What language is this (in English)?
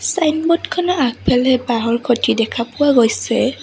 Assamese